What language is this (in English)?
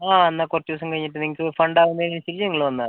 Malayalam